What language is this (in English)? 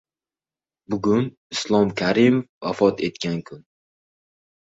Uzbek